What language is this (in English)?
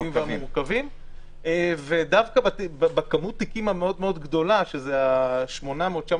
Hebrew